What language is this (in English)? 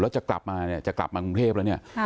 Thai